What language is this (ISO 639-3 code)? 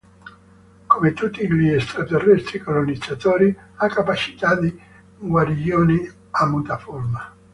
ita